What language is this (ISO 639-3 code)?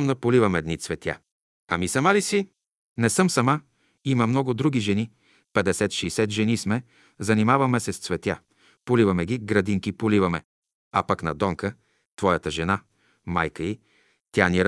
bul